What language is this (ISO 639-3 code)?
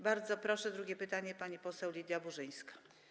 pol